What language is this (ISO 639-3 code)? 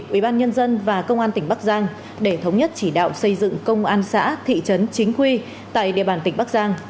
vie